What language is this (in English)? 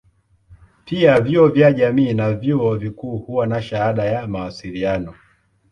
Swahili